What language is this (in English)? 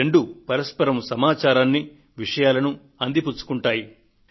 Telugu